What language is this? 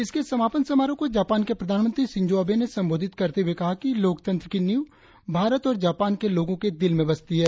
Hindi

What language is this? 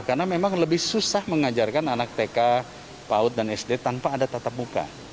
Indonesian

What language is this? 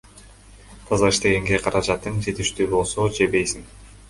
Kyrgyz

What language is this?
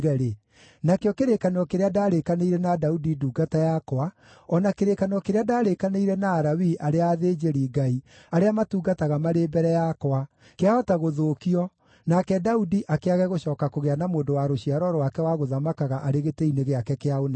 Kikuyu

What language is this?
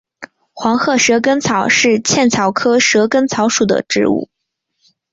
Chinese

